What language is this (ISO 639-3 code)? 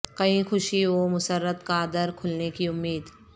urd